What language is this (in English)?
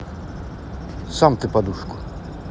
Russian